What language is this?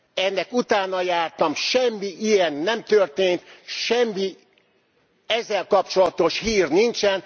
Hungarian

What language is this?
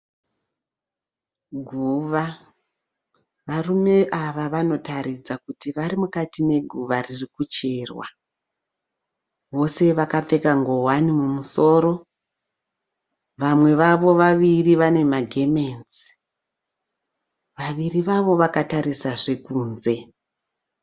Shona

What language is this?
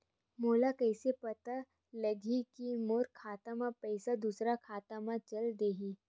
Chhattisgarhi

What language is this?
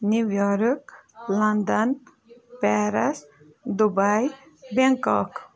Kashmiri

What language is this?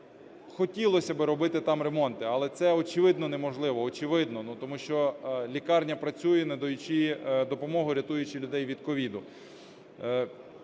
Ukrainian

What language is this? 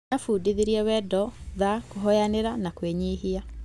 Kikuyu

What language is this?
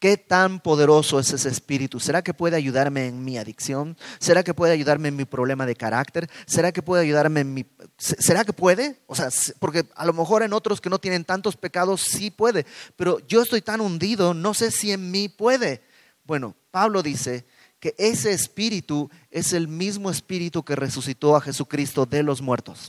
Spanish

